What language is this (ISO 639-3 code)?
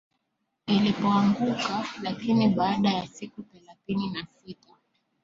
swa